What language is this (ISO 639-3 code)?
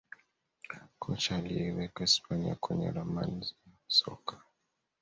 swa